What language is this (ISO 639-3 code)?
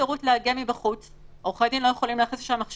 heb